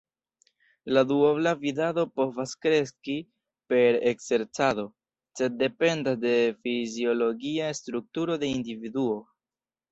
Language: Esperanto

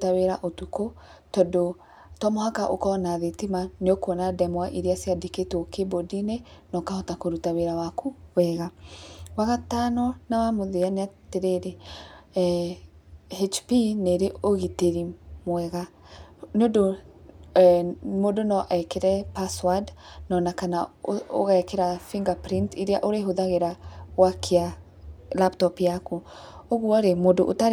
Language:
Kikuyu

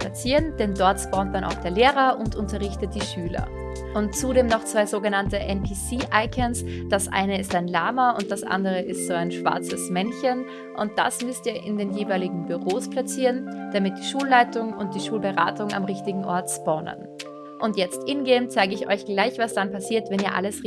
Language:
German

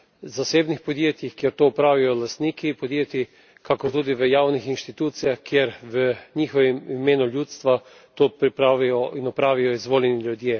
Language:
Slovenian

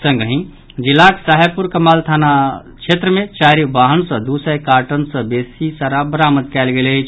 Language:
Maithili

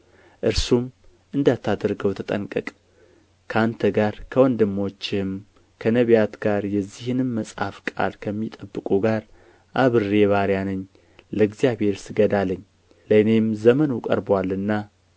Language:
Amharic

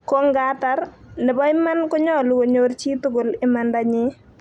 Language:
Kalenjin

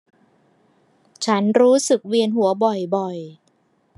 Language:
Thai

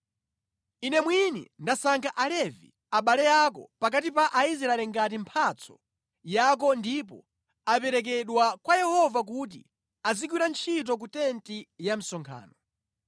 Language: Nyanja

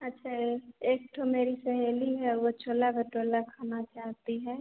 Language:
Hindi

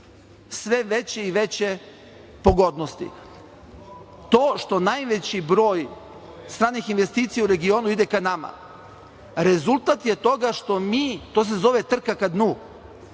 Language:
Serbian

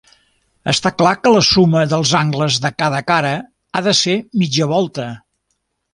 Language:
Catalan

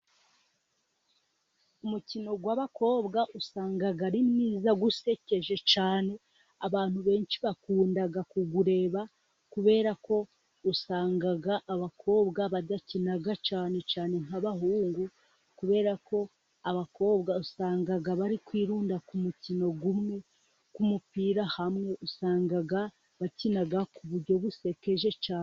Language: Kinyarwanda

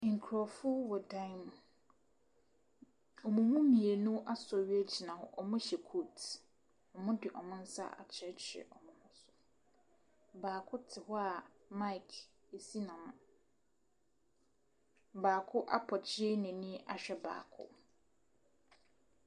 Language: Akan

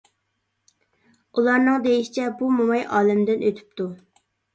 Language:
Uyghur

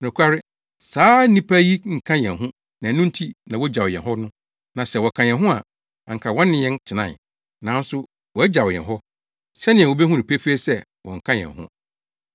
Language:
Akan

